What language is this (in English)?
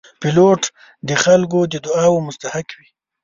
Pashto